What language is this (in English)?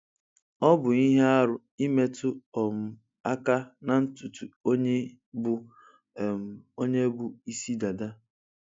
Igbo